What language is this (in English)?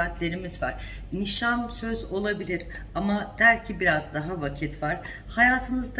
Turkish